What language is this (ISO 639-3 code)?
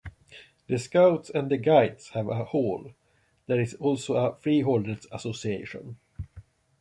eng